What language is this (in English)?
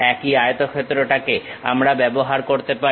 Bangla